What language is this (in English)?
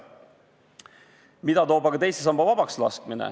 Estonian